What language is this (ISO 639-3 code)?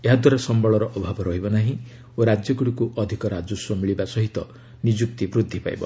ori